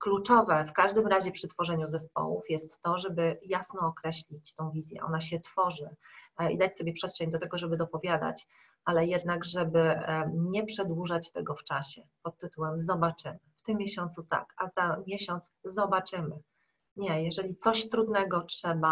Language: Polish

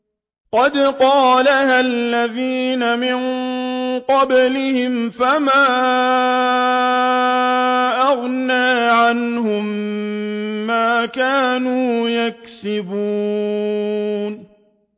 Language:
Arabic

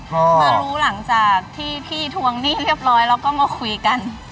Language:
Thai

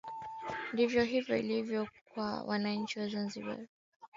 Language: Swahili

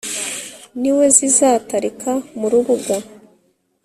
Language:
Kinyarwanda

